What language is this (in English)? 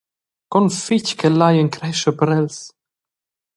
Romansh